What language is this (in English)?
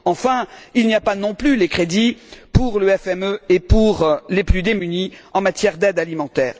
French